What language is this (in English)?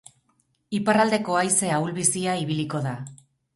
Basque